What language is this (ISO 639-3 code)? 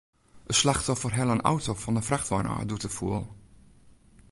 fry